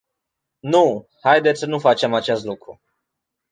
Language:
Romanian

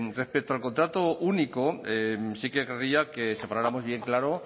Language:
Spanish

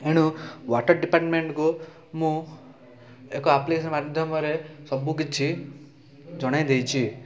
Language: Odia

